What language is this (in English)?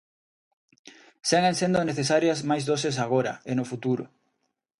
Galician